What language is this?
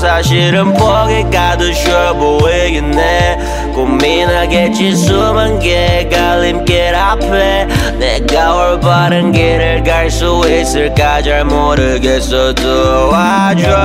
Korean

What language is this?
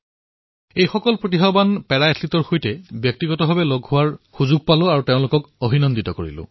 Assamese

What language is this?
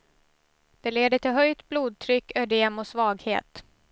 Swedish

